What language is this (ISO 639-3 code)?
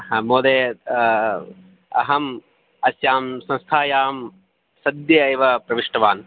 san